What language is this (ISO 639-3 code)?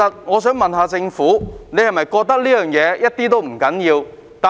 yue